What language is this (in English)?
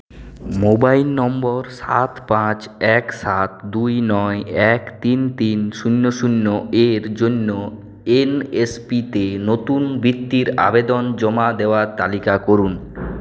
Bangla